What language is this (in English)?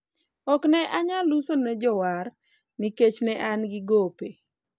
Luo (Kenya and Tanzania)